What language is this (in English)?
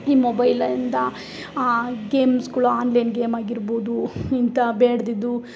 Kannada